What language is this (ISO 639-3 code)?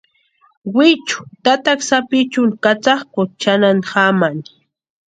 pua